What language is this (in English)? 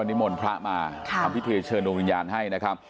Thai